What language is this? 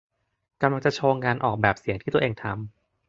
Thai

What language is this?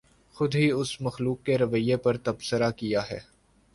Urdu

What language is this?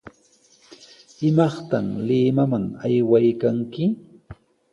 Sihuas Ancash Quechua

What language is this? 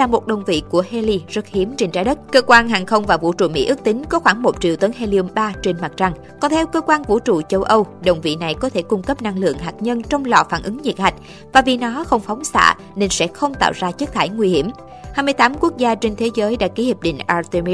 Vietnamese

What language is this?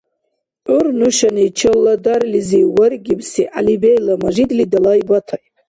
Dargwa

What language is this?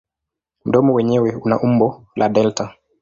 Swahili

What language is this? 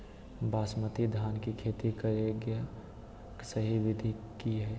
Magahi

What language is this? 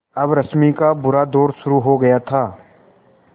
Hindi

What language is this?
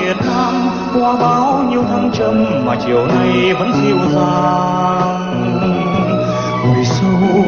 Vietnamese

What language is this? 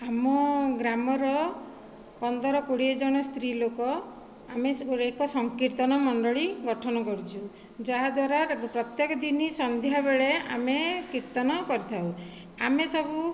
Odia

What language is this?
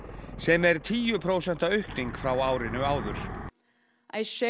Icelandic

